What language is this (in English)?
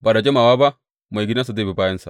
Hausa